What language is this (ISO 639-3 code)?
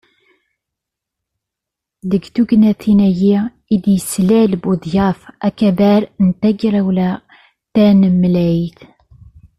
kab